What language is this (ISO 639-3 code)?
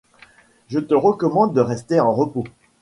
fra